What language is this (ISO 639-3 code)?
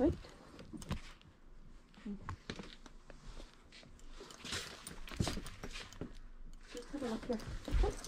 eng